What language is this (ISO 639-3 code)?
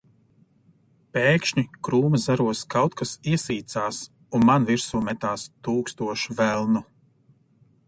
lav